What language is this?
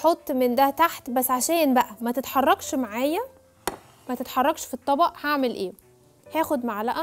Arabic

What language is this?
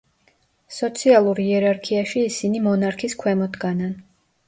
Georgian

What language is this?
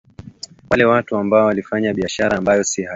Swahili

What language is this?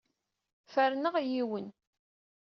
Kabyle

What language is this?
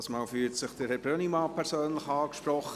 Swiss German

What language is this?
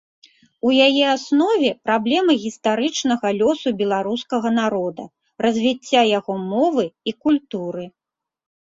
Belarusian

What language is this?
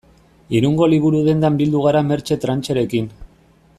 Basque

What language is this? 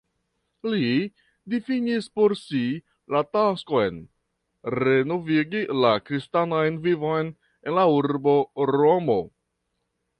Esperanto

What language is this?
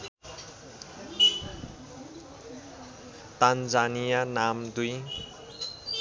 Nepali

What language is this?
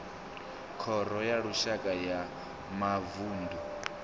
Venda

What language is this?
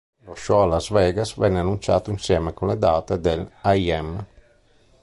Italian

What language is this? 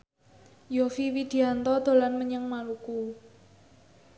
Javanese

